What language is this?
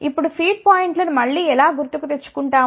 Telugu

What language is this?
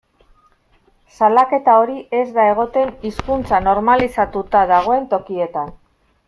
Basque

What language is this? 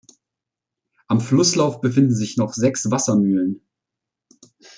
German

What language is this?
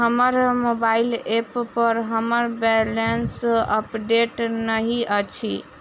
Maithili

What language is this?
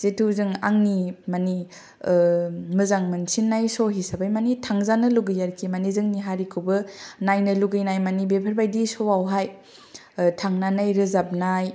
Bodo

